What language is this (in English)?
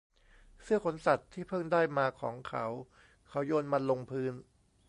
Thai